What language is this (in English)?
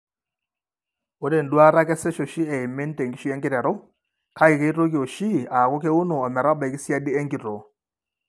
Masai